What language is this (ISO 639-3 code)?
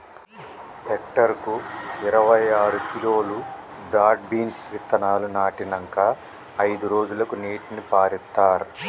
tel